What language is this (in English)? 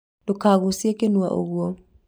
Kikuyu